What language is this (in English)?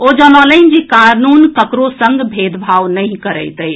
Maithili